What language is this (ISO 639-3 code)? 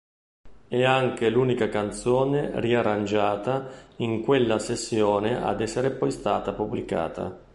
ita